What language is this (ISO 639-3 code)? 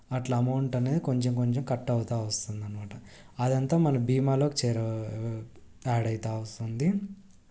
tel